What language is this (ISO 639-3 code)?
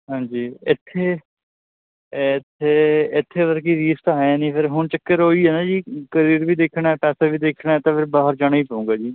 pan